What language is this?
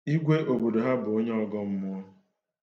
Igbo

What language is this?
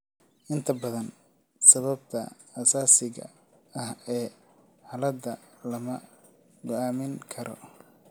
Somali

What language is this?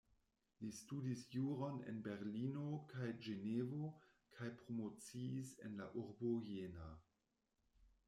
Esperanto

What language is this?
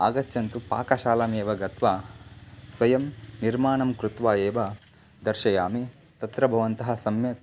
Sanskrit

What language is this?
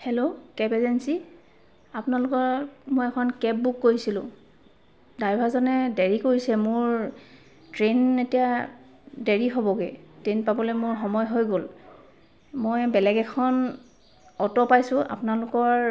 Assamese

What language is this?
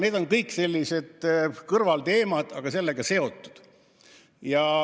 Estonian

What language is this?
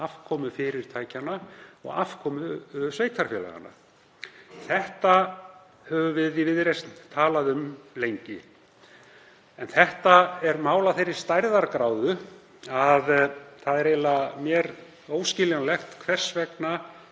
Icelandic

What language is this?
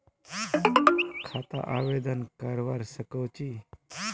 Magahi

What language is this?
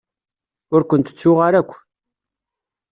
Kabyle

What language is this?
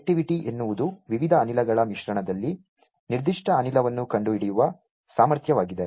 Kannada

